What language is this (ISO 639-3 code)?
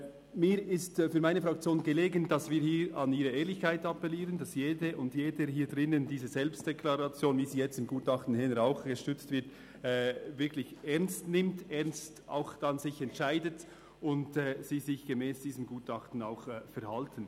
gsw